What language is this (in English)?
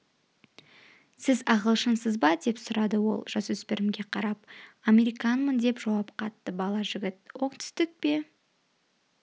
Kazakh